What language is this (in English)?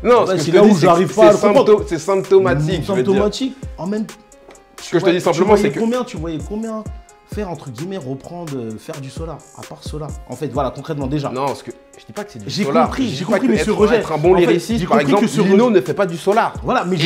French